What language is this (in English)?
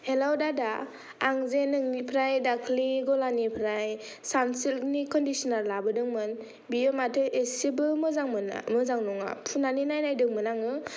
Bodo